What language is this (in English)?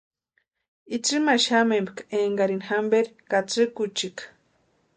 Western Highland Purepecha